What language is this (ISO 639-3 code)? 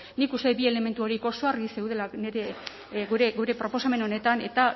eus